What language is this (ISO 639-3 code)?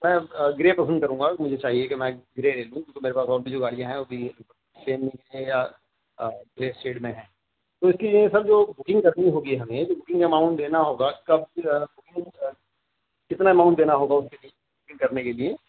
urd